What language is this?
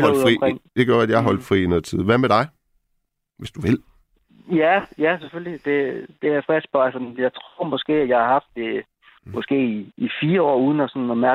Danish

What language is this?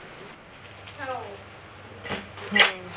Marathi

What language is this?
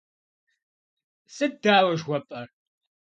Kabardian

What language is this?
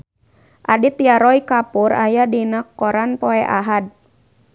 Sundanese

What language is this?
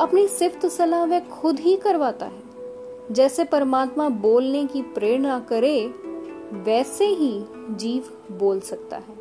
Hindi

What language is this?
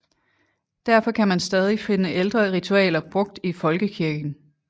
Danish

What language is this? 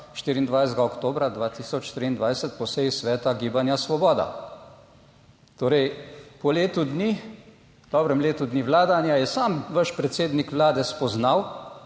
Slovenian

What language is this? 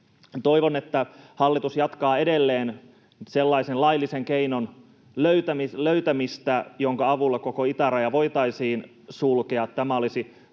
Finnish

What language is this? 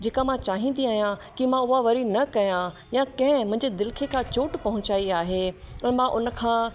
Sindhi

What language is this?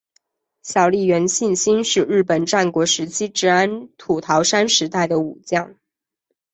Chinese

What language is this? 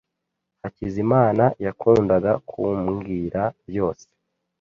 Kinyarwanda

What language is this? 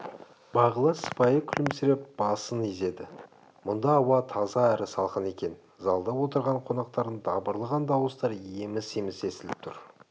Kazakh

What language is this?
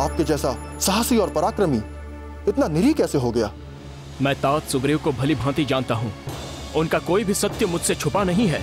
Hindi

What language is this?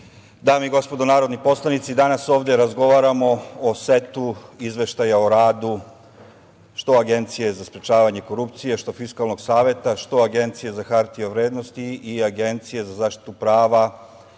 Serbian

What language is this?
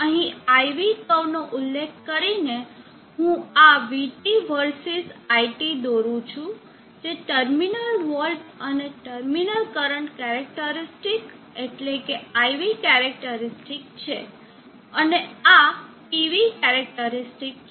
Gujarati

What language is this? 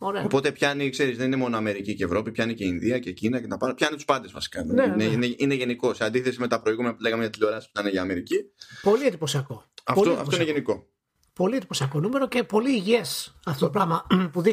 Greek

